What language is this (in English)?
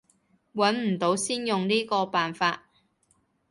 Cantonese